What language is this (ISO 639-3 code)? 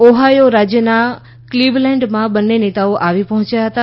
guj